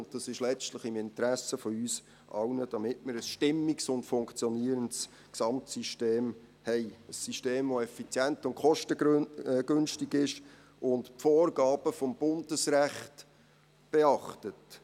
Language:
Swiss German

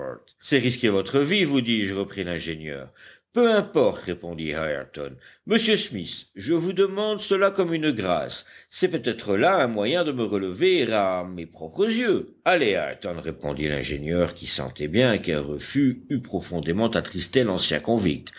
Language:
French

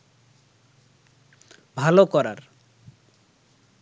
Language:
Bangla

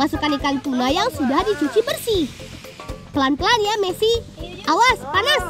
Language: Indonesian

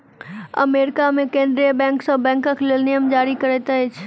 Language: Maithili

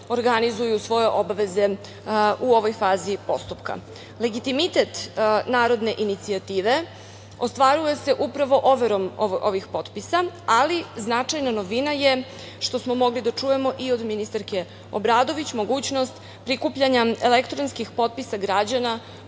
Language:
Serbian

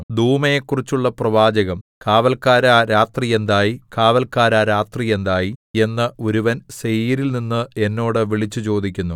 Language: Malayalam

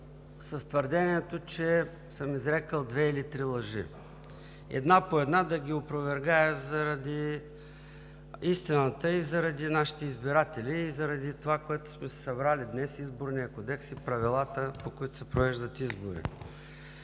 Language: Bulgarian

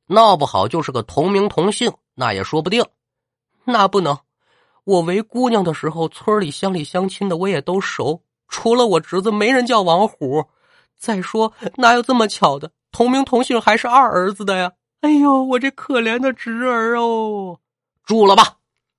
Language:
Chinese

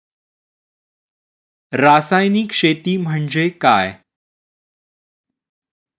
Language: Marathi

